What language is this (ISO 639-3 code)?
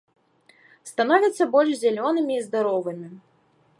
bel